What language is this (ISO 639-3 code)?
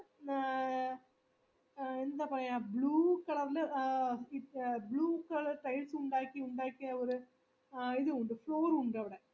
mal